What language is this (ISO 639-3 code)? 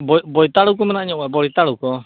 sat